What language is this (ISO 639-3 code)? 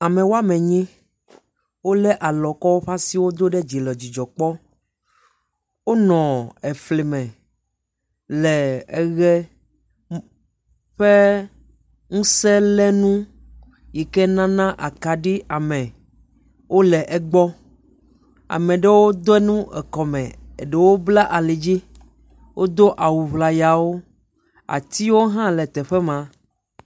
ewe